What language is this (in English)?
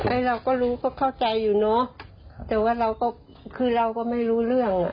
Thai